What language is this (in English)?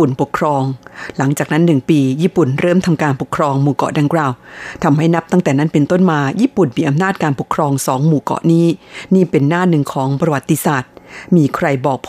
Thai